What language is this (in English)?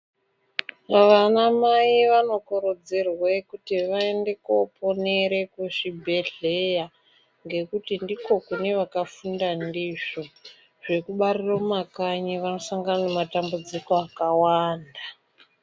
Ndau